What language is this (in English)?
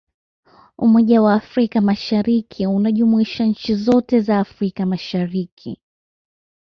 Swahili